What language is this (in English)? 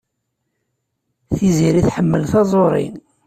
Kabyle